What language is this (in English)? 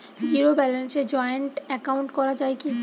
Bangla